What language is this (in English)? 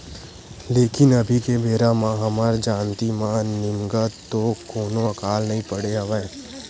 Chhattisgarhi